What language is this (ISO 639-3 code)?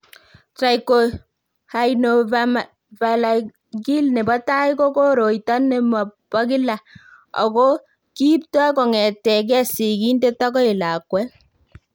kln